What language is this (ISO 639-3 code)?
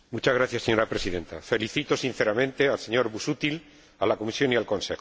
spa